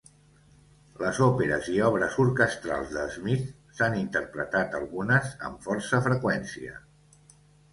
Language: Catalan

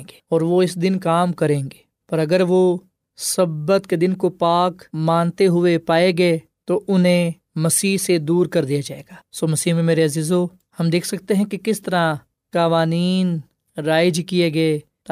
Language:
Urdu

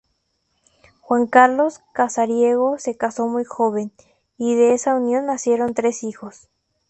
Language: Spanish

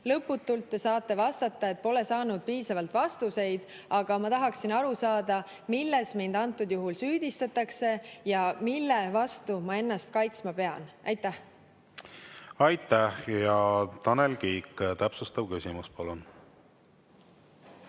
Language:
Estonian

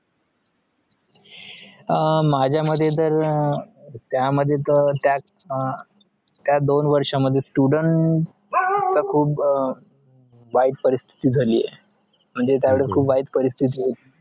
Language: Marathi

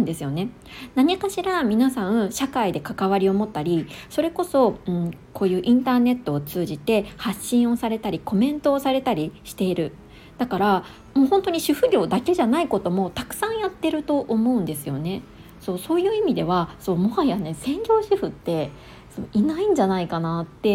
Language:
Japanese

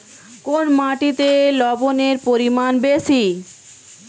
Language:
Bangla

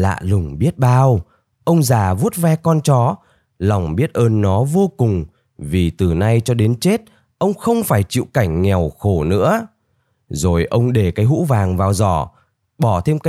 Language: Vietnamese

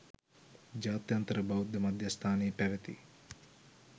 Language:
Sinhala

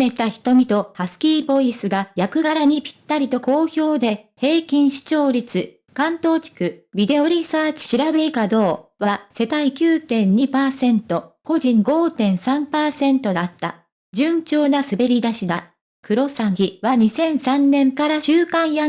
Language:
Japanese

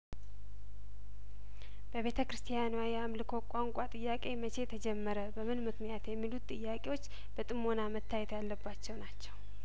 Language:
Amharic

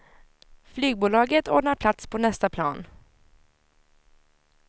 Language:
Swedish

